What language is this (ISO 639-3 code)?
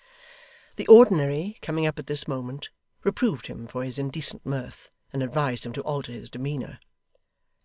eng